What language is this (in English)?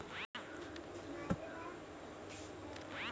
Marathi